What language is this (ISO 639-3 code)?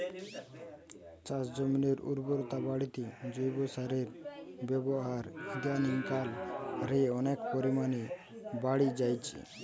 ben